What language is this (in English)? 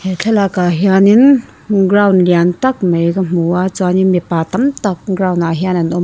Mizo